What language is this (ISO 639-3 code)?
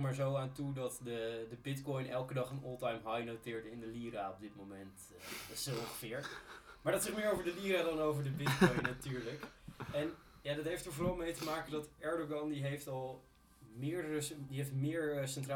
nld